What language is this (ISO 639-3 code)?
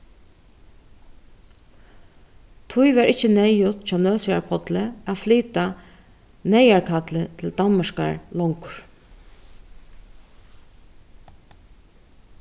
fao